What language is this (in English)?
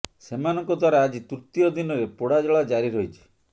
Odia